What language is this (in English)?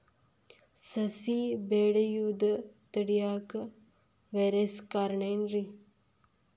Kannada